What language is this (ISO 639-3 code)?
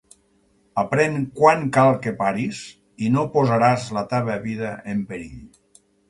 cat